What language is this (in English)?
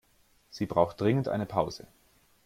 German